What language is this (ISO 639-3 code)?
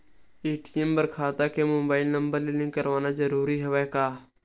hne